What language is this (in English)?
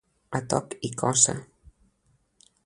Catalan